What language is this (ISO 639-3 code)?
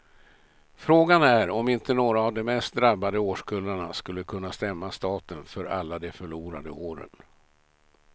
swe